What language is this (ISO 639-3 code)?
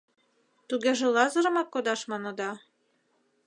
chm